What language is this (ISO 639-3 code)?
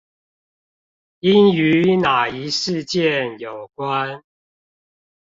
zho